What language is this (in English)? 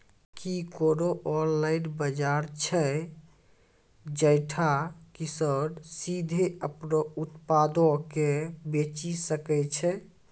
Maithili